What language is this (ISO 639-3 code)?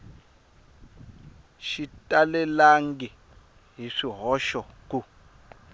tso